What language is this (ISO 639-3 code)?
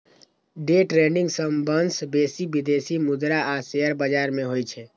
mai